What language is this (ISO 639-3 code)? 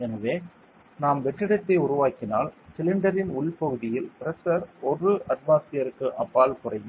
tam